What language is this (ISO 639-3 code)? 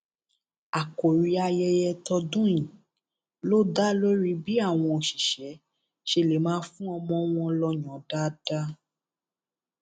yor